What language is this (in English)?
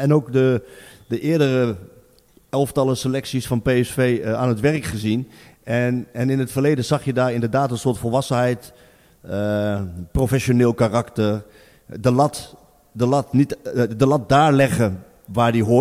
Dutch